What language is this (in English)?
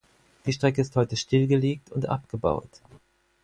German